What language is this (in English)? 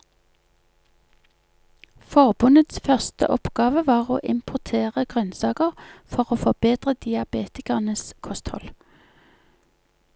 Norwegian